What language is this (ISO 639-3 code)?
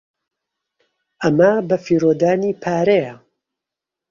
ckb